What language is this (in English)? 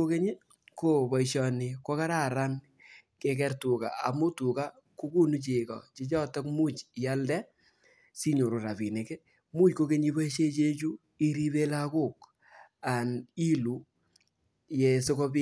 Kalenjin